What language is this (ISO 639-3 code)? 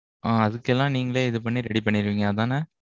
tam